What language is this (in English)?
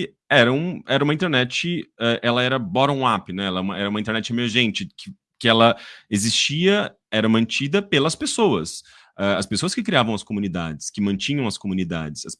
Portuguese